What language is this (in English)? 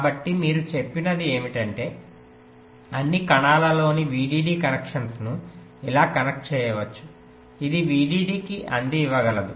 Telugu